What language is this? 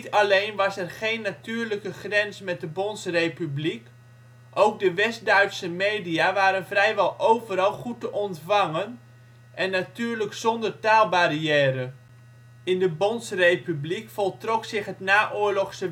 Dutch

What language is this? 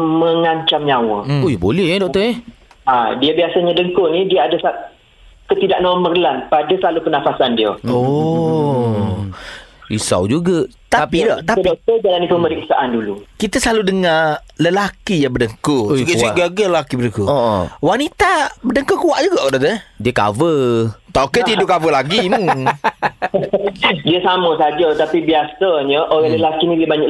Malay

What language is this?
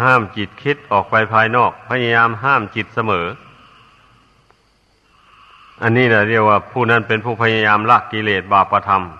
Thai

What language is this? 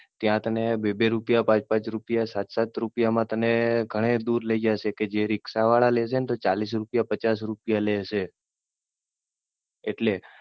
Gujarati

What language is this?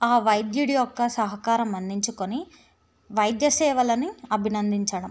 Telugu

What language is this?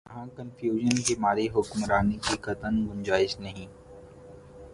Urdu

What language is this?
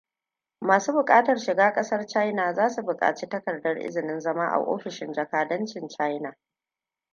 Hausa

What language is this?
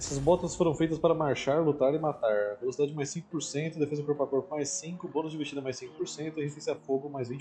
Portuguese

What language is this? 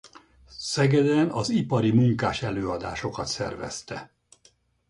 Hungarian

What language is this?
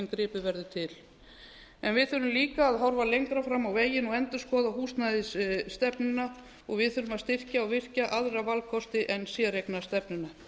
Icelandic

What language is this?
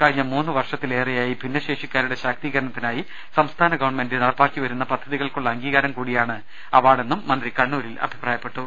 Malayalam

